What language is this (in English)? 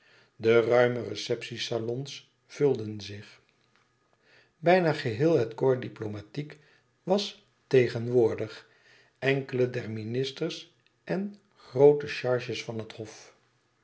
Dutch